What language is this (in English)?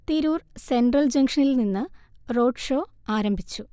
Malayalam